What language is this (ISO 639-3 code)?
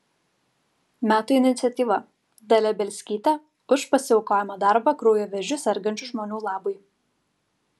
lit